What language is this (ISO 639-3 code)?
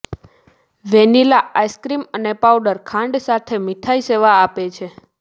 guj